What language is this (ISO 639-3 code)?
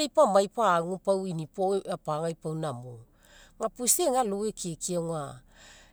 mek